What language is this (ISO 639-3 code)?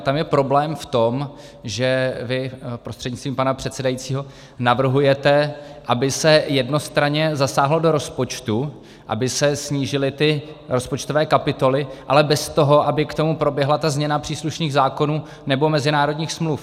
ces